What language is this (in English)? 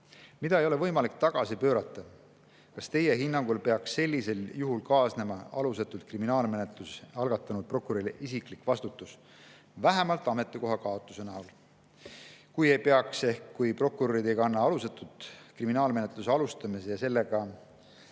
Estonian